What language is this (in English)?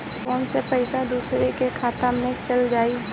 Bhojpuri